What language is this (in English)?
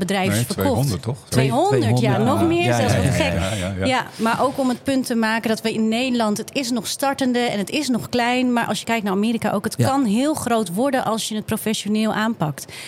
Dutch